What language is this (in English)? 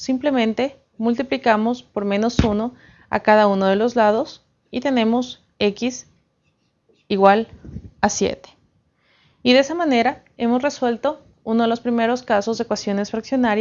Spanish